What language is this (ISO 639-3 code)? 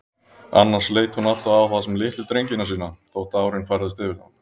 isl